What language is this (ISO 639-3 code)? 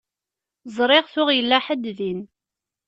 kab